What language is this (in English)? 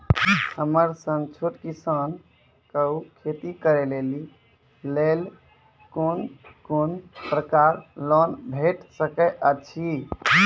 Maithili